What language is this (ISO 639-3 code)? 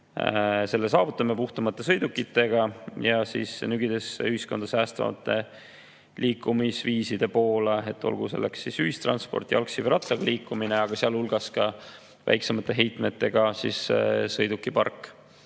est